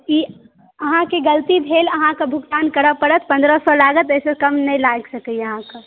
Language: Maithili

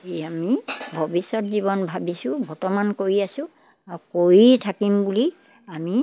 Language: Assamese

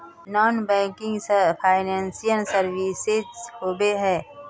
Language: Magahi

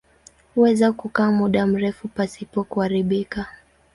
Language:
Swahili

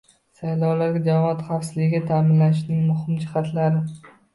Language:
Uzbek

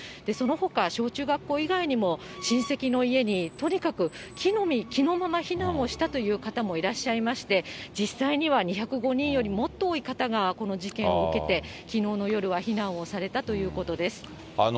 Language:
Japanese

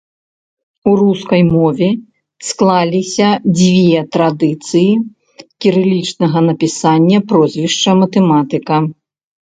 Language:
Belarusian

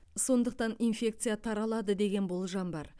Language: Kazakh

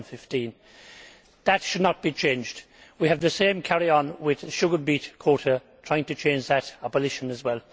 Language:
English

